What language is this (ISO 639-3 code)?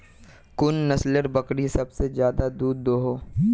mag